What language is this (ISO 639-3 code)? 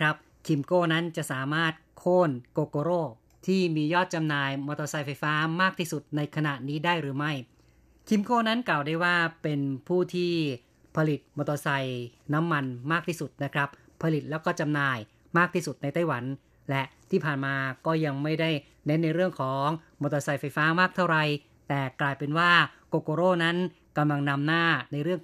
tha